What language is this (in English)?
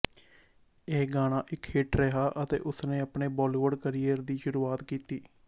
Punjabi